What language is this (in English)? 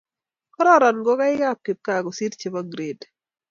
Kalenjin